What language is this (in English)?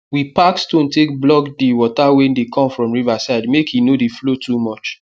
Nigerian Pidgin